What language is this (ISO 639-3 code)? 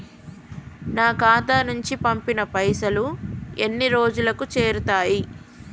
tel